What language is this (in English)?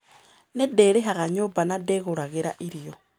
Kikuyu